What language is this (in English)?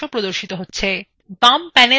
Bangla